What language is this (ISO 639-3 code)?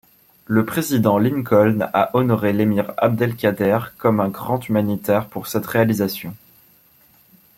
fra